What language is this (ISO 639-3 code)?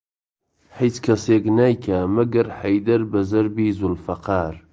ckb